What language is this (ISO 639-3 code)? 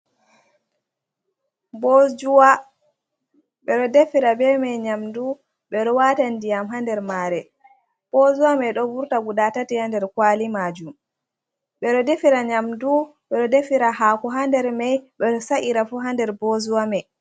ful